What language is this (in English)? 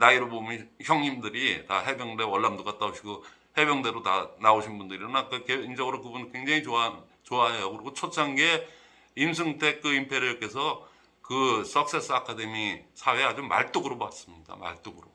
Korean